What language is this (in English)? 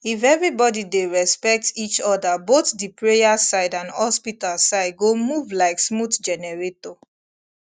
Nigerian Pidgin